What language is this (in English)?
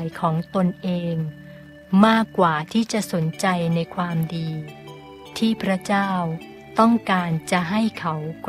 Thai